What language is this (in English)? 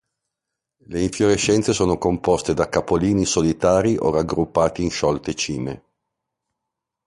Italian